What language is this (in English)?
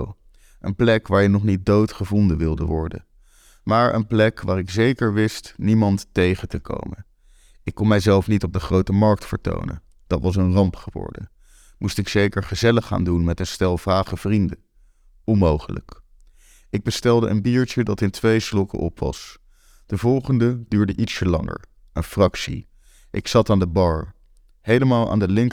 Dutch